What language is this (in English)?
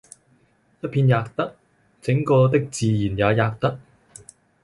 Cantonese